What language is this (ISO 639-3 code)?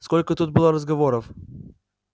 rus